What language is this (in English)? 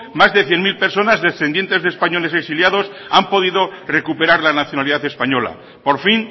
Spanish